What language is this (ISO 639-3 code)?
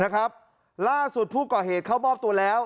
tha